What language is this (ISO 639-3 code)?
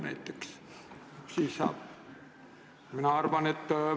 est